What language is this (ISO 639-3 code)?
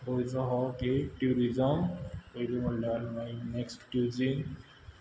kok